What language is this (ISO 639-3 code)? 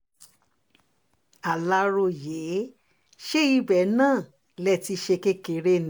yor